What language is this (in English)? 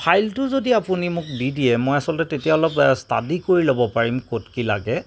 Assamese